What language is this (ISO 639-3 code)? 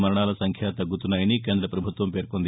tel